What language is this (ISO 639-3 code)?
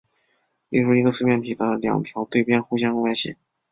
zho